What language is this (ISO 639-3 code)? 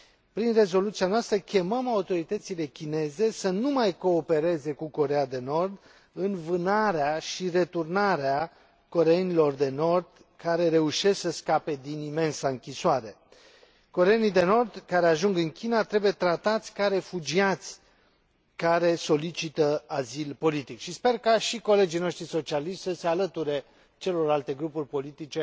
ron